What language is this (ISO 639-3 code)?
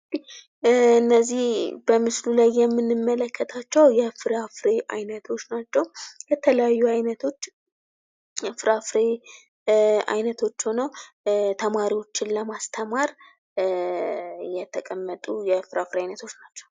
amh